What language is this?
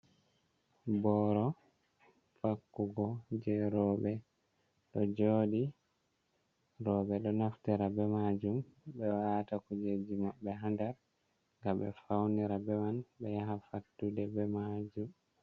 Fula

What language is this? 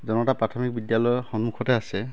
Assamese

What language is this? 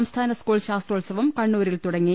Malayalam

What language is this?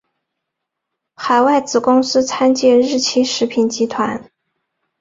Chinese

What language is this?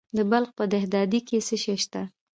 Pashto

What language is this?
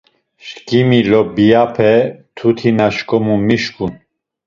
Laz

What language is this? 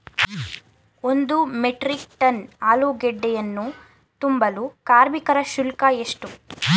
Kannada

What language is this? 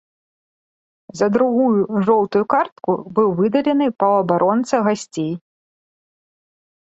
Belarusian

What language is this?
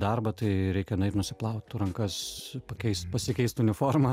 Lithuanian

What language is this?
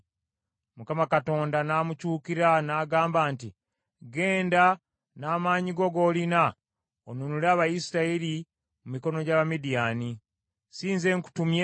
Ganda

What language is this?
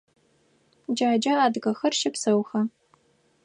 Adyghe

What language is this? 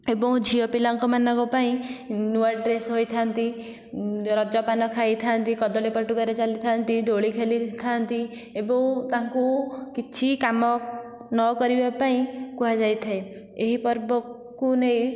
Odia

